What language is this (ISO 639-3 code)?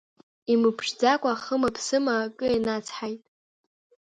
abk